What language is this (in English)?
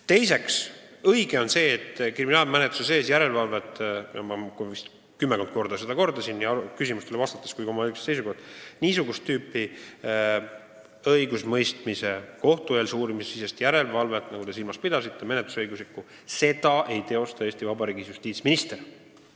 Estonian